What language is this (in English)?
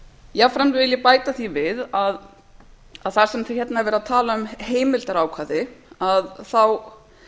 Icelandic